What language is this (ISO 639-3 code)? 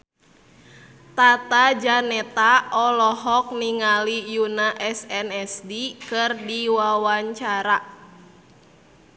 sun